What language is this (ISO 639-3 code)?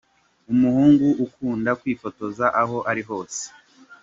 kin